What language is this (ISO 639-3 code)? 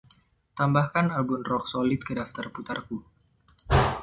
ind